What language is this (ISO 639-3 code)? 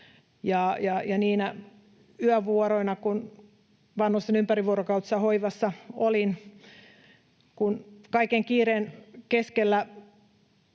fin